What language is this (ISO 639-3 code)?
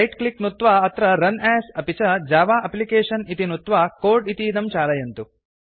san